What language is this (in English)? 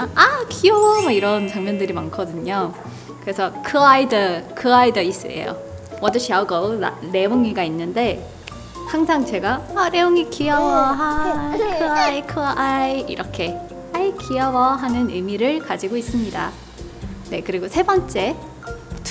Korean